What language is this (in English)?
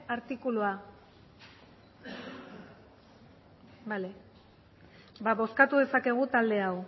Basque